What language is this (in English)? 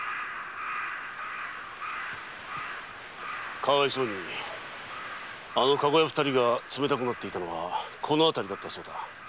Japanese